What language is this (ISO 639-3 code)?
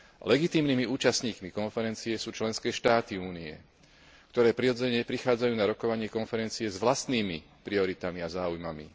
slk